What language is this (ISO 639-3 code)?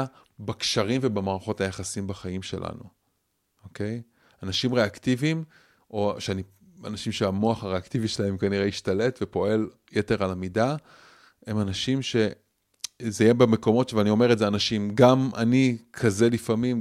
heb